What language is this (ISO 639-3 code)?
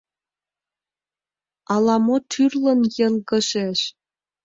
chm